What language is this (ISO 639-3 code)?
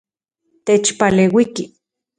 ncx